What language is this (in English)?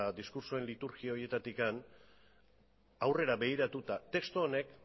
Basque